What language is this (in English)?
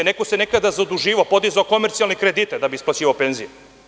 Serbian